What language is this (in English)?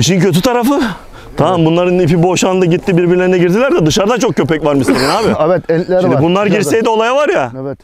Turkish